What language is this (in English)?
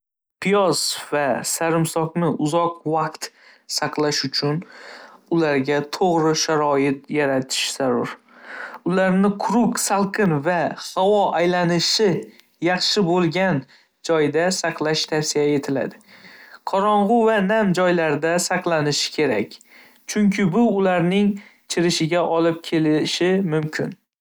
Uzbek